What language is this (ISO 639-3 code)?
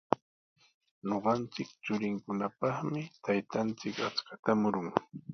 qws